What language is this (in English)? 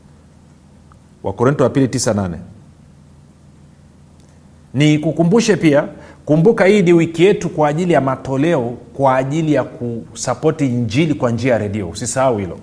Swahili